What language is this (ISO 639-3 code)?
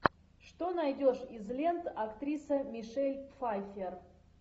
rus